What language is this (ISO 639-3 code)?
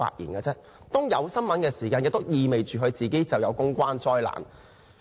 yue